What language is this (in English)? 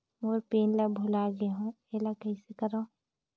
Chhattisgarhi